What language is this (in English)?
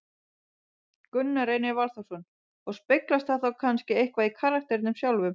Icelandic